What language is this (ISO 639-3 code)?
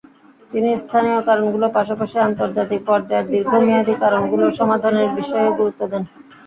ben